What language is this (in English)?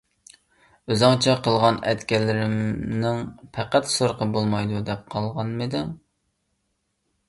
Uyghur